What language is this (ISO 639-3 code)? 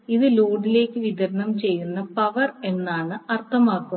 mal